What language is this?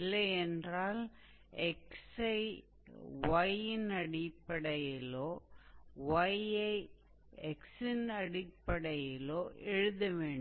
Tamil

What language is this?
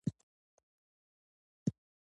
Pashto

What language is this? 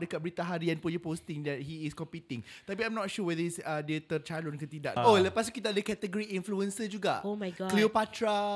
Malay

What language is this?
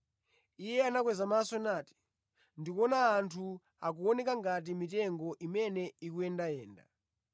Nyanja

